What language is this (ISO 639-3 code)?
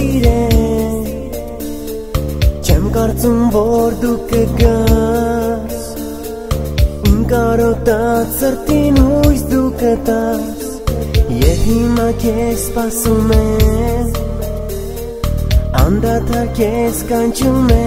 ron